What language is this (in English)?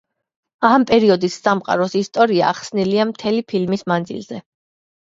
Georgian